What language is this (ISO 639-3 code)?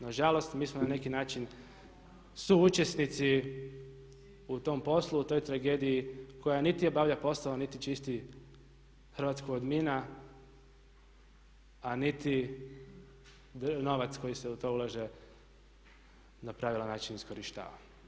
hrv